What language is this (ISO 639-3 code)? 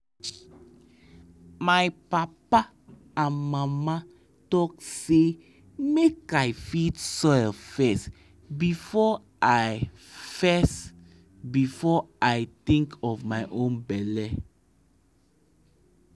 pcm